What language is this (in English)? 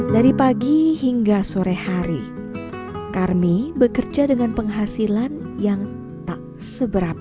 Indonesian